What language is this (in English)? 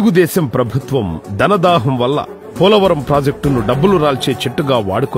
Romanian